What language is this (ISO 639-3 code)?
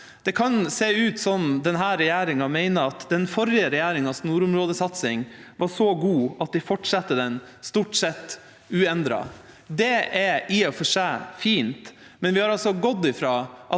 nor